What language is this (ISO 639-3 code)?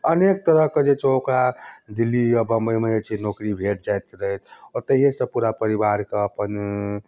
mai